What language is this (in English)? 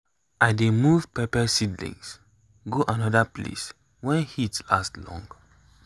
Nigerian Pidgin